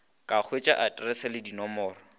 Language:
Northern Sotho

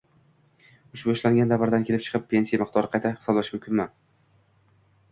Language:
Uzbek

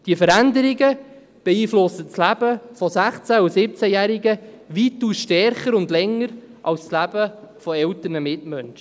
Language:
Swiss German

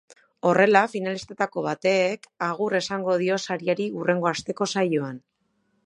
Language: Basque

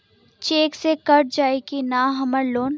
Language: Bhojpuri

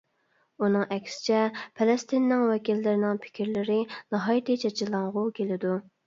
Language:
Uyghur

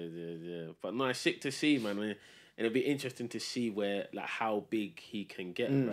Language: English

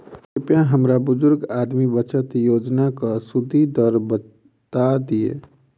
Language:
Maithili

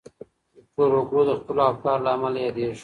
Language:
Pashto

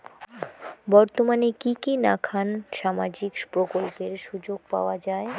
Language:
Bangla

